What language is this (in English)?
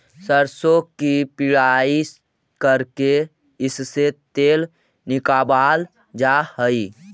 Magahi